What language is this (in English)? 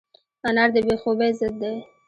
Pashto